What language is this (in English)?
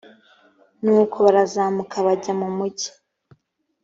Kinyarwanda